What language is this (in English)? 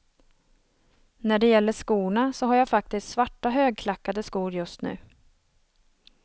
Swedish